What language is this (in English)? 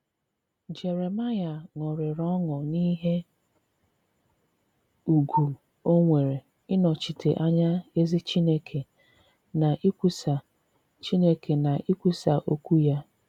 Igbo